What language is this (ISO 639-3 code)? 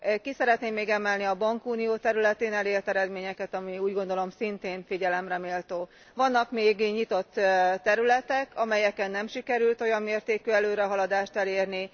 hun